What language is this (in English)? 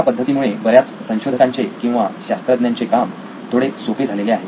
Marathi